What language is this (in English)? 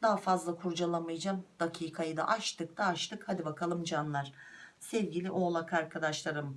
Turkish